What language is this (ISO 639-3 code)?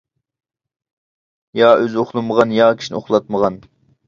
uig